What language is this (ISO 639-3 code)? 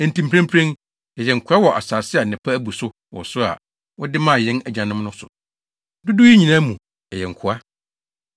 aka